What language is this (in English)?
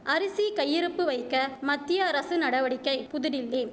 Tamil